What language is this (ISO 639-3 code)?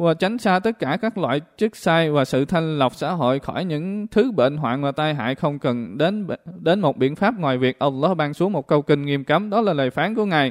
vie